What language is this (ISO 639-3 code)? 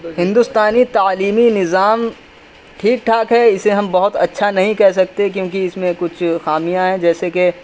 urd